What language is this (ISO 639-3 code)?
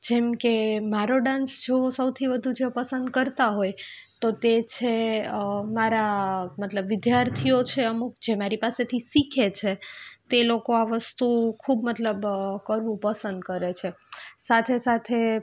guj